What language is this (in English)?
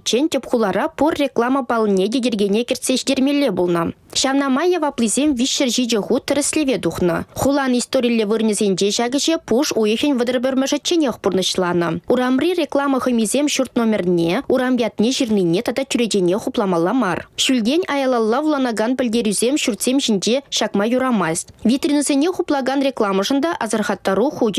Russian